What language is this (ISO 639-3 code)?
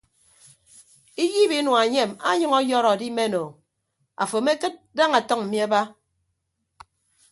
ibb